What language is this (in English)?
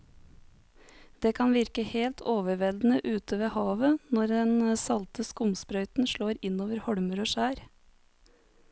Norwegian